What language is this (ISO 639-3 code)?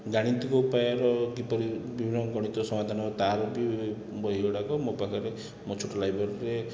ori